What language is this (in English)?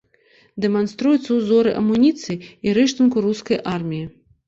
Belarusian